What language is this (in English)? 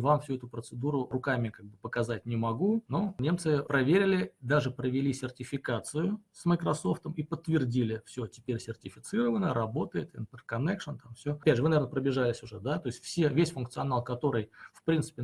Russian